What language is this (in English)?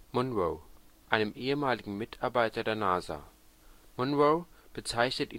German